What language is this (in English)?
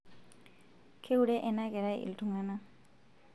Masai